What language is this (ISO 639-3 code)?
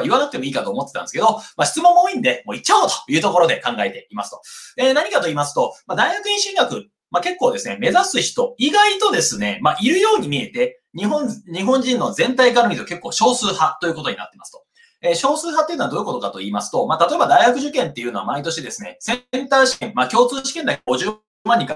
jpn